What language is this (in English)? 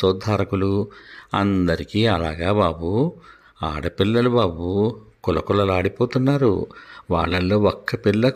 Romanian